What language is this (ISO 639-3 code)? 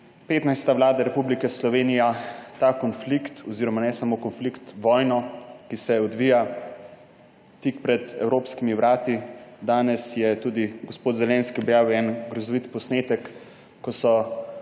slv